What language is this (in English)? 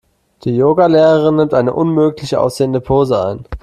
German